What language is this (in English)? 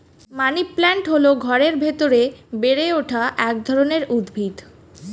Bangla